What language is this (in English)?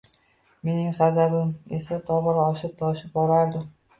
Uzbek